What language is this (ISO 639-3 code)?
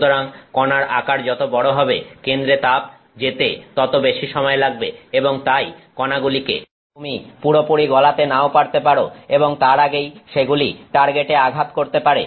ben